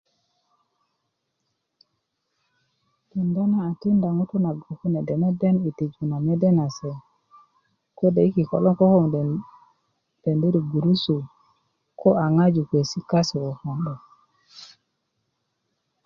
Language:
Kuku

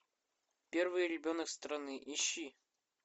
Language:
Russian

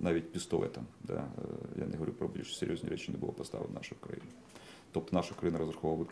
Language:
Ukrainian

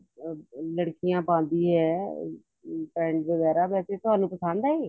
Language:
Punjabi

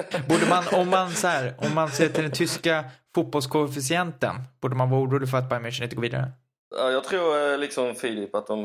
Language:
Swedish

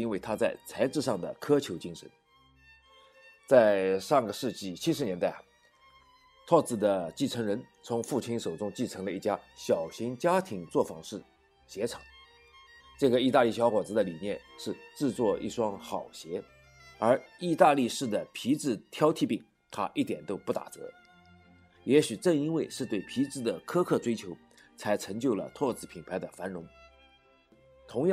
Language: Chinese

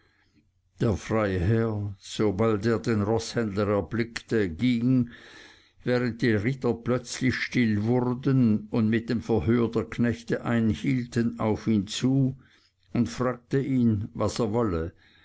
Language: German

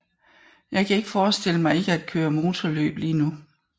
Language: Danish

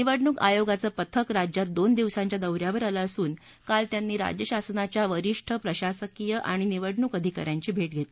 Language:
Marathi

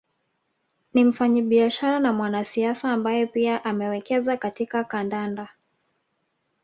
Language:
Swahili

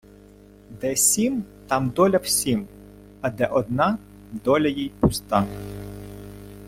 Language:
Ukrainian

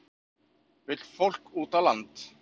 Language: Icelandic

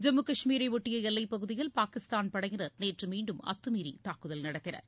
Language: Tamil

